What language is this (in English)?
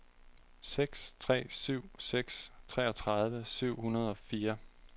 Danish